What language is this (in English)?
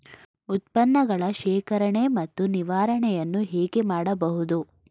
Kannada